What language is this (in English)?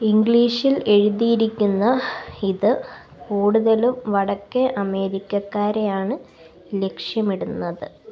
Malayalam